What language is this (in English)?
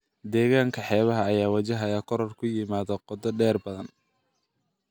Somali